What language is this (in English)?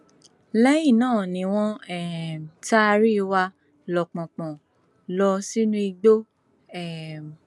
Yoruba